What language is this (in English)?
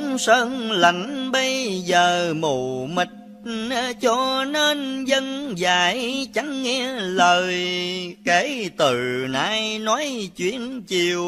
Vietnamese